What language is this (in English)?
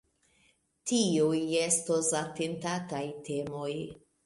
Esperanto